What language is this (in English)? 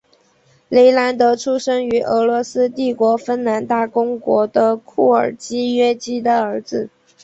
Chinese